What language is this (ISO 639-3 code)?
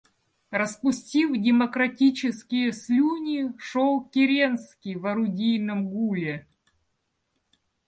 rus